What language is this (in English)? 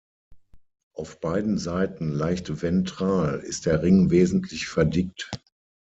German